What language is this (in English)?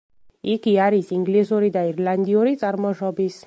Georgian